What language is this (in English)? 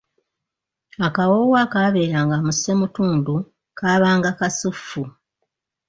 Ganda